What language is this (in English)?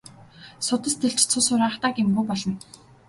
Mongolian